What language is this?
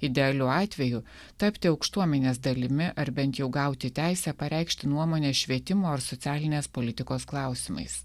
Lithuanian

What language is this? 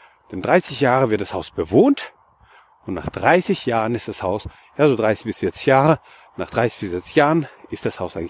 German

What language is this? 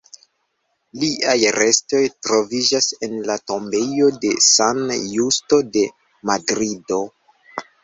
Esperanto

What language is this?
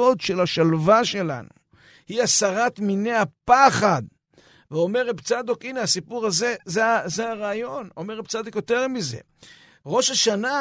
Hebrew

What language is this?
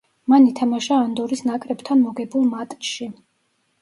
Georgian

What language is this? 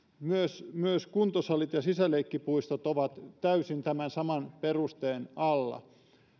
Finnish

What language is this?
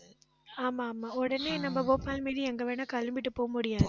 Tamil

